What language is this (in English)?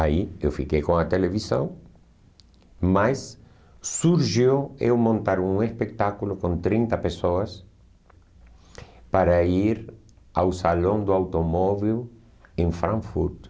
Portuguese